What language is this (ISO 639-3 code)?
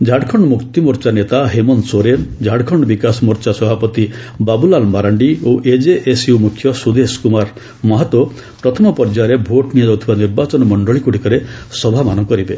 ori